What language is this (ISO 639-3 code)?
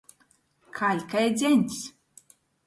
ltg